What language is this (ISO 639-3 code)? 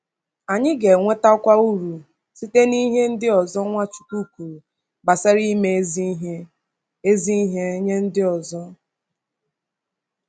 ibo